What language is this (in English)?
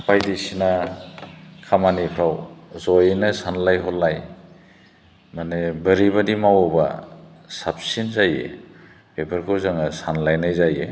Bodo